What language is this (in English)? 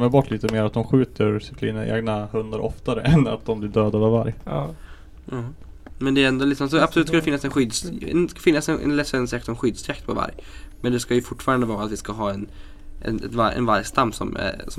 Swedish